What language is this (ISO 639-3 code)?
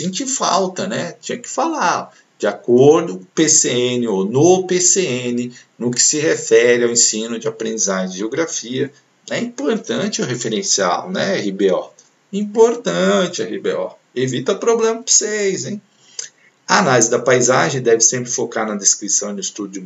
por